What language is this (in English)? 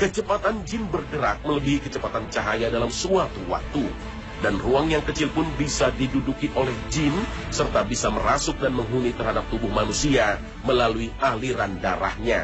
Indonesian